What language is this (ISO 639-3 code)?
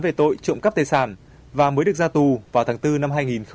vie